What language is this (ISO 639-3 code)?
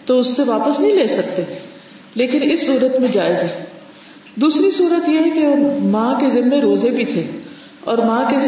urd